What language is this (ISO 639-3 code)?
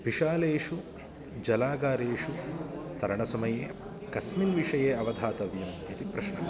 san